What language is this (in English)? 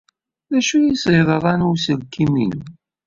Kabyle